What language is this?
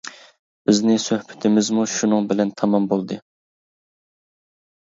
Uyghur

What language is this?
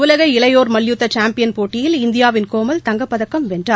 Tamil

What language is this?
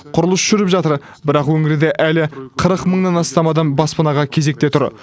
Kazakh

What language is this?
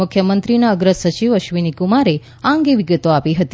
Gujarati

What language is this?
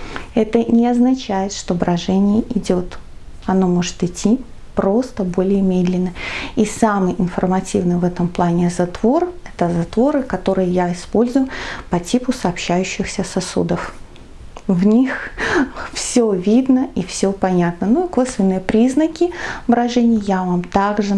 Russian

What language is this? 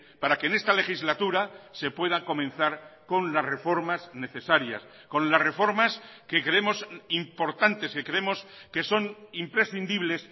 Spanish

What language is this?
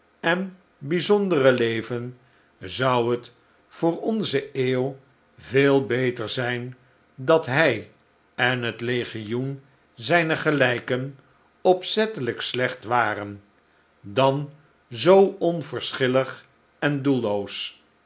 Dutch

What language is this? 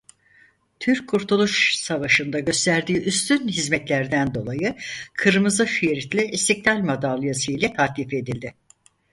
Turkish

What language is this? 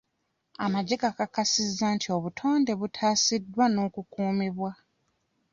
Ganda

